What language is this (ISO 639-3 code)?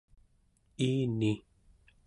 esu